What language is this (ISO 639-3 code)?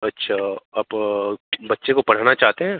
hin